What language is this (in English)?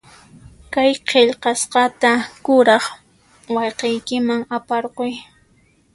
Puno Quechua